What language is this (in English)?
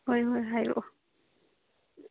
Manipuri